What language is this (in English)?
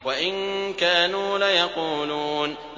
Arabic